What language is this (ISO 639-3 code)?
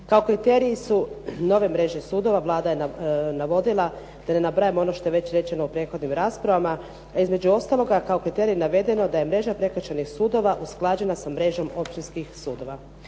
hrv